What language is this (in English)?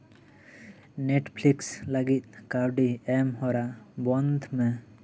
Santali